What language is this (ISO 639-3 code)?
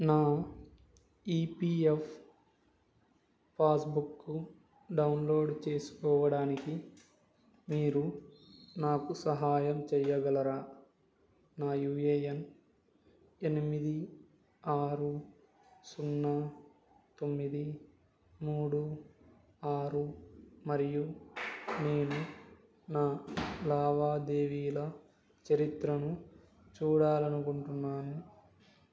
tel